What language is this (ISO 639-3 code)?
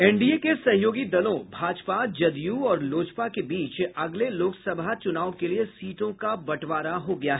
hin